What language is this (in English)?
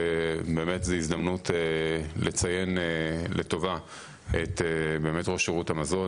Hebrew